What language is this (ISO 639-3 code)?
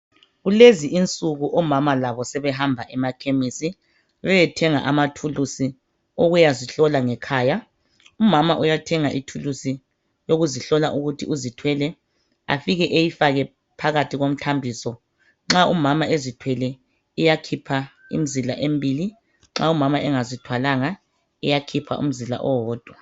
nde